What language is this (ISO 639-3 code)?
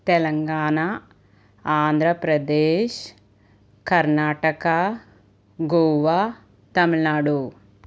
tel